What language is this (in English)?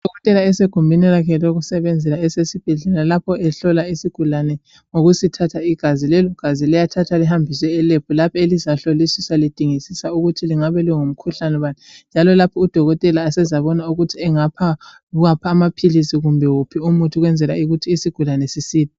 North Ndebele